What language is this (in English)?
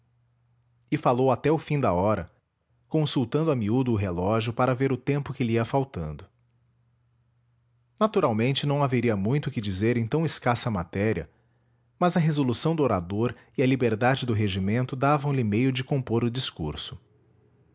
Portuguese